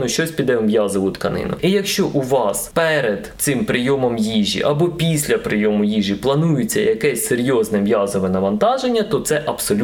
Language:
Ukrainian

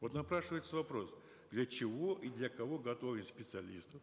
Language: Kazakh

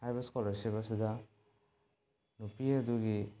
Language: Manipuri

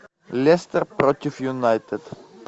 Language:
Russian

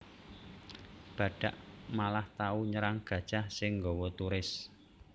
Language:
Javanese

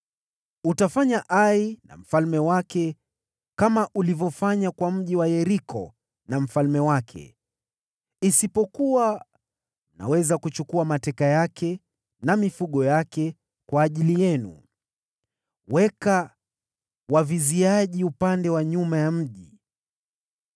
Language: Swahili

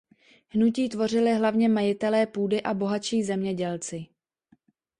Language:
Czech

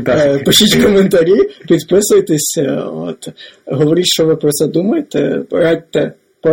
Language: Ukrainian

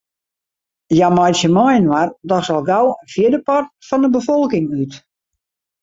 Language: Western Frisian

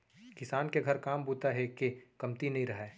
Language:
Chhattisgarhi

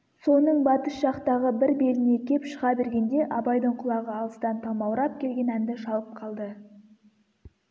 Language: Kazakh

